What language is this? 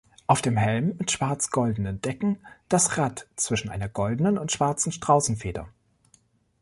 German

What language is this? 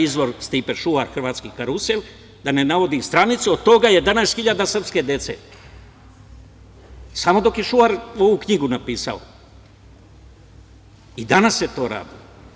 Serbian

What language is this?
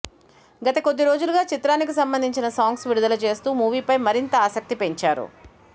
Telugu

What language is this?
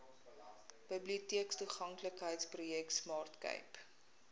Afrikaans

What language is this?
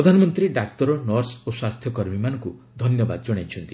Odia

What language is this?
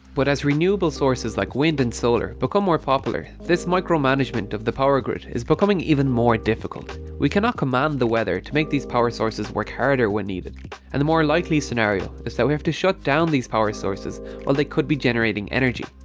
English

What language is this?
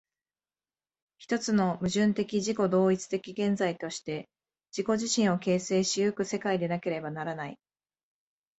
Japanese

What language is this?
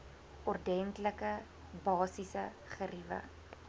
Afrikaans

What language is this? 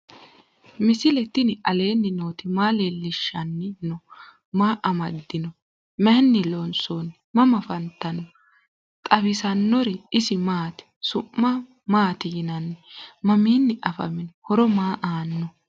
Sidamo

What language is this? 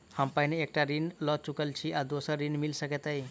Maithili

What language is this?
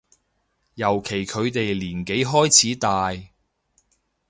Cantonese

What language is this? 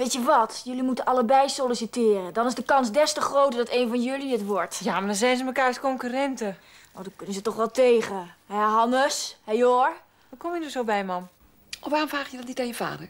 Dutch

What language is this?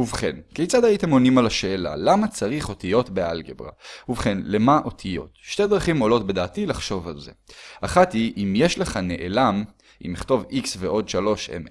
Hebrew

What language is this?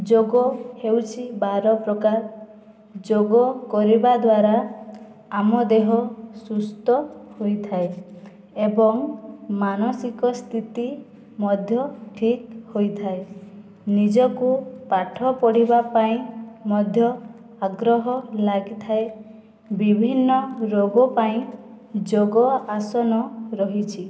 Odia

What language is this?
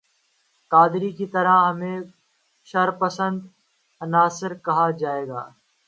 Urdu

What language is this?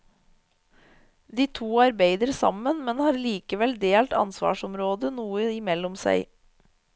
Norwegian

